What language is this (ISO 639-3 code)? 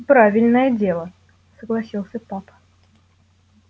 rus